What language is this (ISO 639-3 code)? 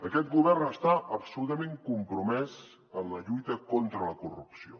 cat